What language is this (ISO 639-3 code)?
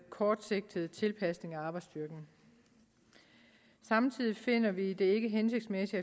dan